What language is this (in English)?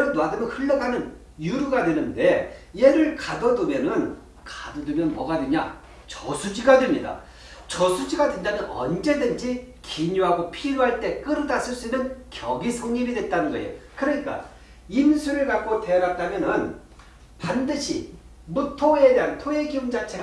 Korean